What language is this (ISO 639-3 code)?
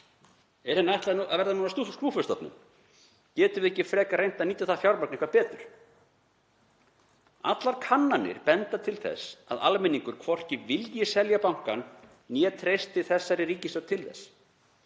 isl